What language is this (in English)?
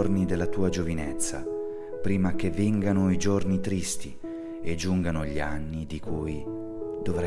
Italian